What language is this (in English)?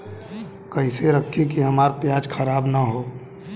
Bhojpuri